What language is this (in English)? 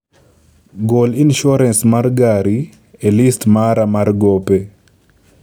Luo (Kenya and Tanzania)